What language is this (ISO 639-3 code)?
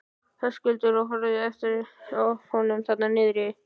isl